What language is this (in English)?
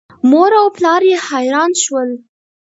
Pashto